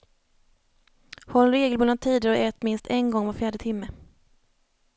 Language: Swedish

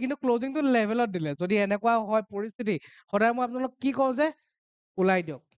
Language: Bangla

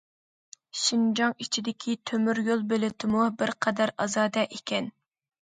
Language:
Uyghur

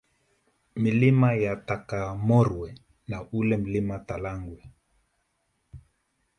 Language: Swahili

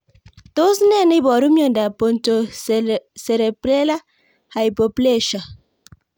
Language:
Kalenjin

